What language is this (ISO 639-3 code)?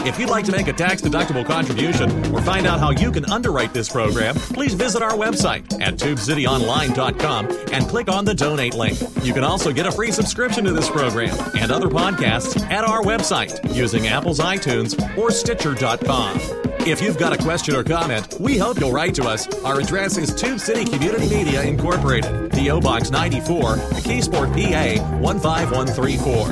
eng